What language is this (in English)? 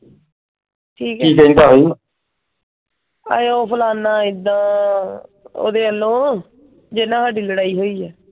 Punjabi